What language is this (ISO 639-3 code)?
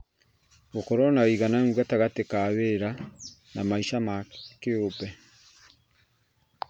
kik